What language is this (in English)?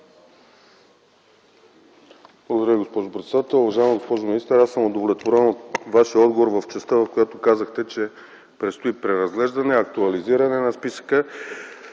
Bulgarian